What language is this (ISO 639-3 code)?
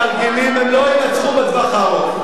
heb